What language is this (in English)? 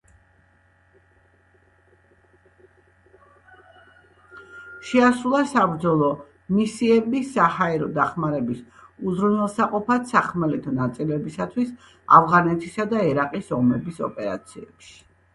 Georgian